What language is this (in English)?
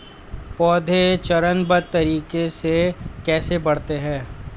Hindi